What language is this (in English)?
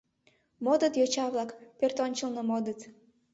Mari